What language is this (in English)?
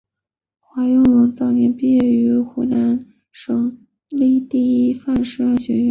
Chinese